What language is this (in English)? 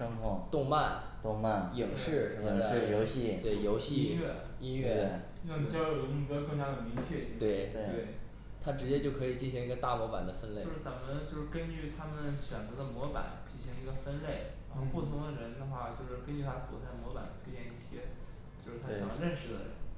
Chinese